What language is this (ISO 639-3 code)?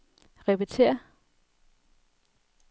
dan